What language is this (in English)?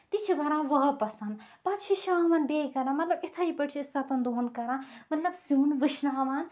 Kashmiri